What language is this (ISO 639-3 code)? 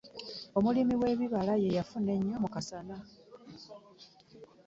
lug